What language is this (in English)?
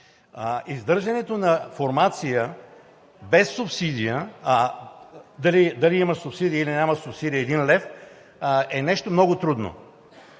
Bulgarian